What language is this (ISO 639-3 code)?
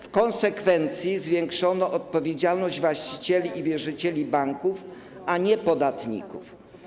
pol